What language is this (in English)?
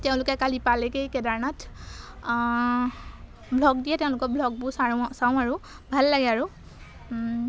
Assamese